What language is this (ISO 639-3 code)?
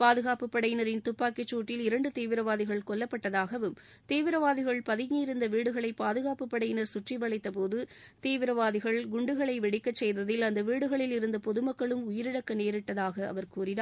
tam